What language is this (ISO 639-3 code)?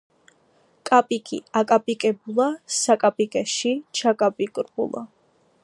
kat